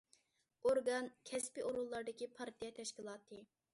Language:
Uyghur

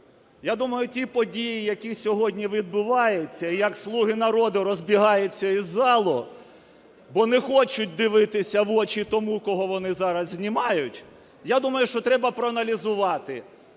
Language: Ukrainian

